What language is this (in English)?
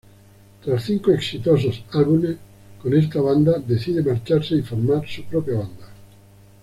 Spanish